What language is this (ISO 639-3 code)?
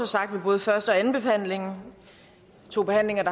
dan